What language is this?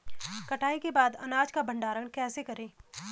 Hindi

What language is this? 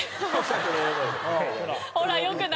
Japanese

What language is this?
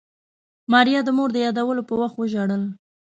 Pashto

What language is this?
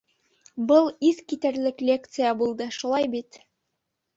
Bashkir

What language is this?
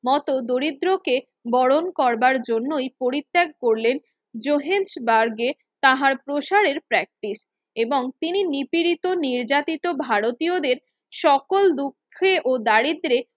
Bangla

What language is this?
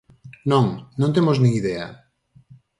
Galician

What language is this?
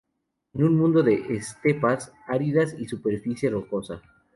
Spanish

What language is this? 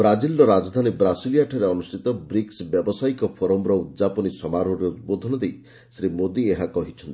Odia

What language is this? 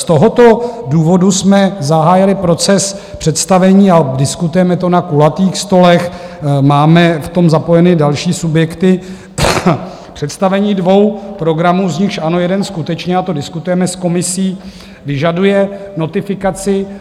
Czech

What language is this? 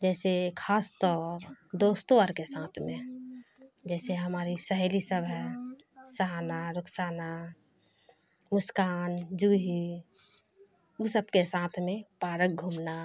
Urdu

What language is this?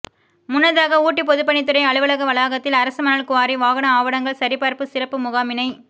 Tamil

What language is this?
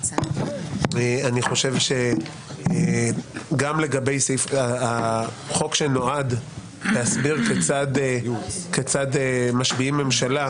Hebrew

